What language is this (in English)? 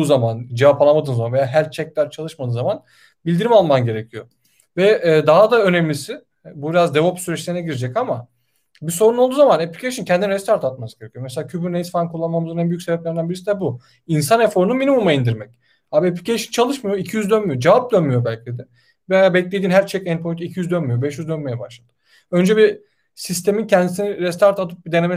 Turkish